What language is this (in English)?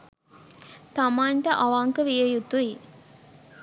Sinhala